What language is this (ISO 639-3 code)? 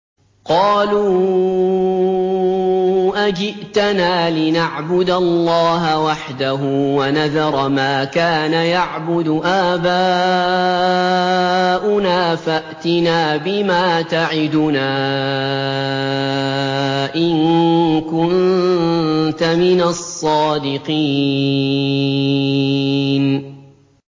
ara